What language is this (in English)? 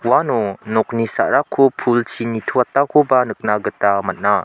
Garo